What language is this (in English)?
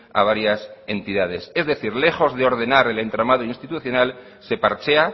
Spanish